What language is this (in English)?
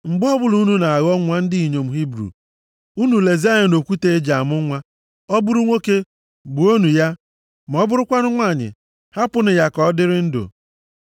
Igbo